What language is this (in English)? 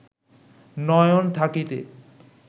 Bangla